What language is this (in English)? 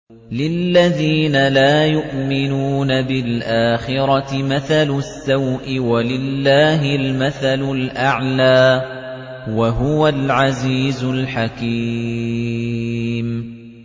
Arabic